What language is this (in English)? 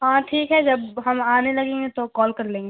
Urdu